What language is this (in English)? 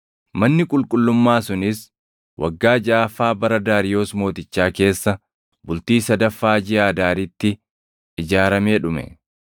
Oromo